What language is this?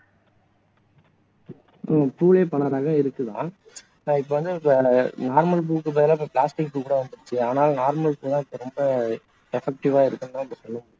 Tamil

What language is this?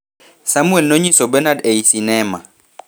Luo (Kenya and Tanzania)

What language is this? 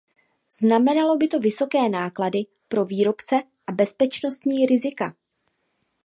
Czech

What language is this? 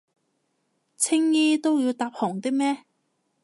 Cantonese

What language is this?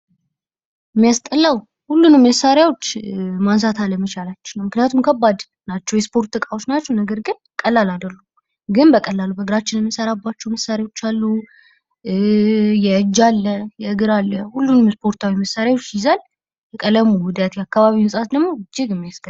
Amharic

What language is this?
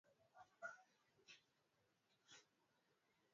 Swahili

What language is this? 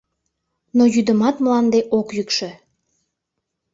Mari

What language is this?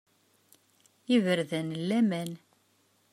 Kabyle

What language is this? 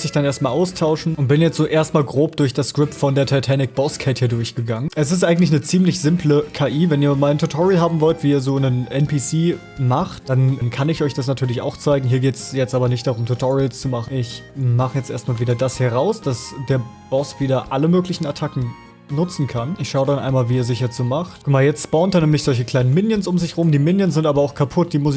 German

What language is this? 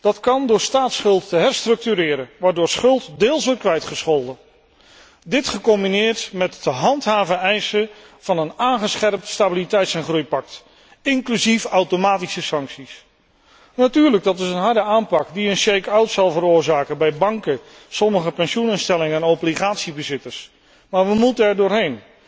Dutch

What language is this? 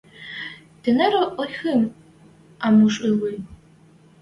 Western Mari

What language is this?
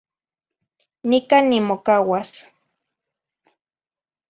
Zacatlán-Ahuacatlán-Tepetzintla Nahuatl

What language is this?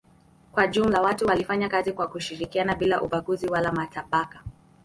Swahili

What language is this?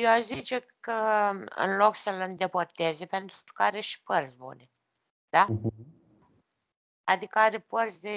Romanian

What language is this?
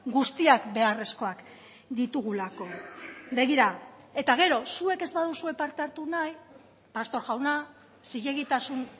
Basque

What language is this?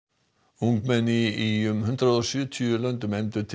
Icelandic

